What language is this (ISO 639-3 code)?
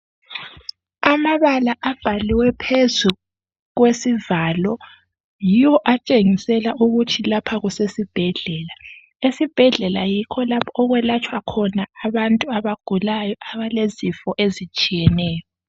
nde